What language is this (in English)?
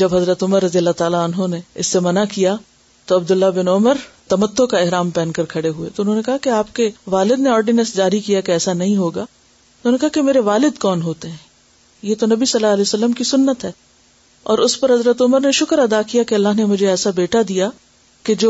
Urdu